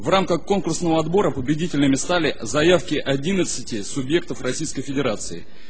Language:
Russian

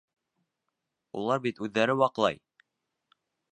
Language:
Bashkir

